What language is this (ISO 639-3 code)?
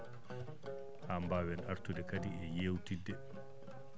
ful